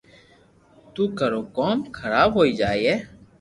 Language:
Loarki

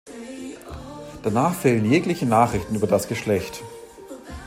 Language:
German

